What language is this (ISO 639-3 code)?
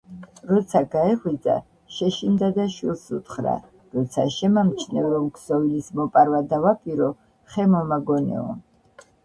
kat